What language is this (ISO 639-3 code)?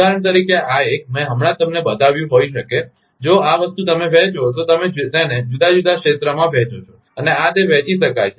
guj